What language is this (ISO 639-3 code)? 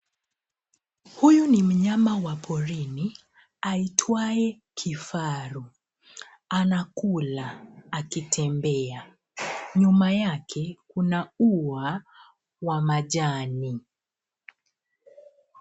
swa